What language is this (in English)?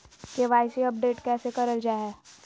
Magahi